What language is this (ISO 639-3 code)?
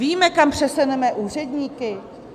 ces